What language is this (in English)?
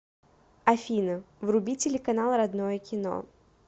Russian